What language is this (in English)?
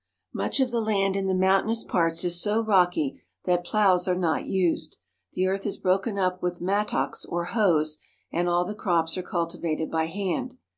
English